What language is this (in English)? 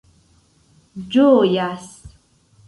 Esperanto